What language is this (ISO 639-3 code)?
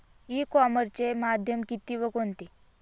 mar